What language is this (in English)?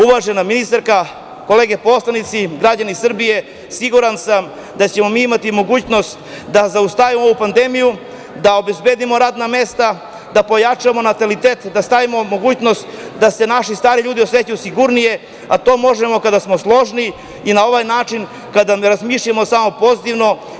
Serbian